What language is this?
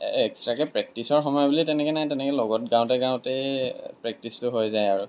Assamese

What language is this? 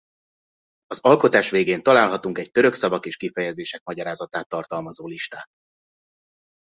Hungarian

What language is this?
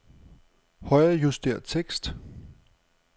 Danish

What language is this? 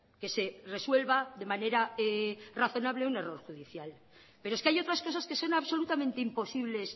Spanish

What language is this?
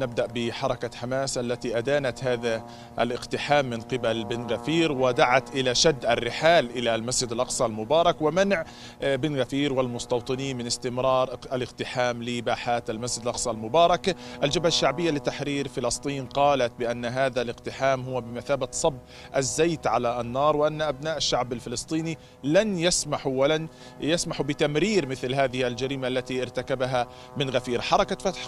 Arabic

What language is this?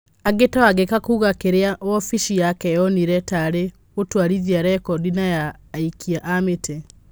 Kikuyu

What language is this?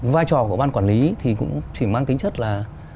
Vietnamese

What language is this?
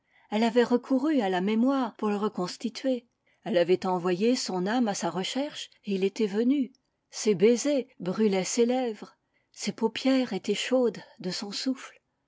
French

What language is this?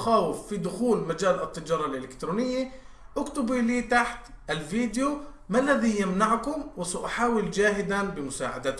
Arabic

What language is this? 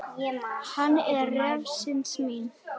Icelandic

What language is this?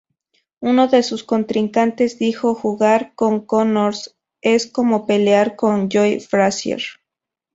Spanish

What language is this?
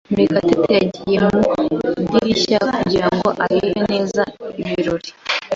Kinyarwanda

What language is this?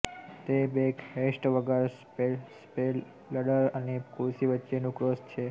Gujarati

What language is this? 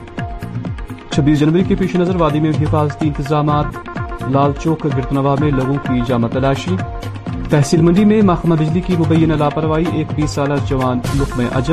Urdu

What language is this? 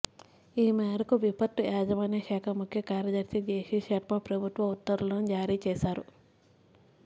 Telugu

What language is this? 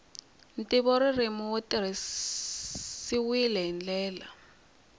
Tsonga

